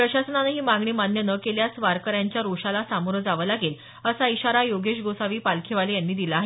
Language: Marathi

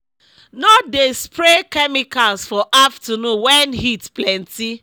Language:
Nigerian Pidgin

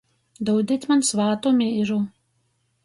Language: Latgalian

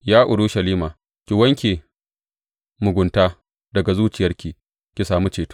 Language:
Hausa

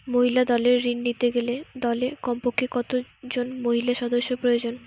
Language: Bangla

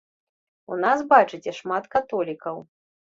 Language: Belarusian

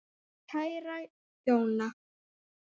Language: Icelandic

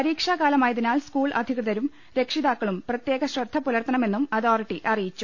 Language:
Malayalam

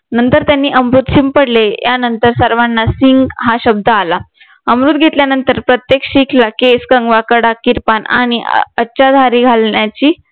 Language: Marathi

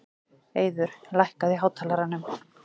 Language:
Icelandic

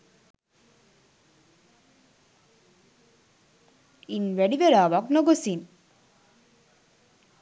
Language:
Sinhala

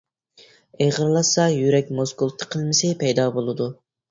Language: Uyghur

